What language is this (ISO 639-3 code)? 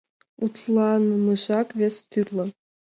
chm